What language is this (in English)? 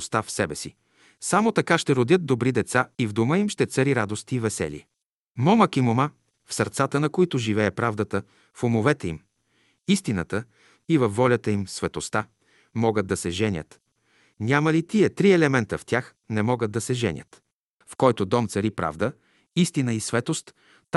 Bulgarian